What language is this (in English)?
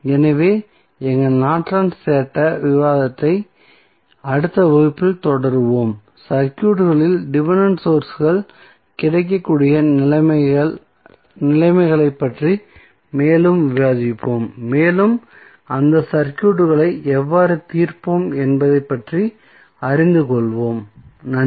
Tamil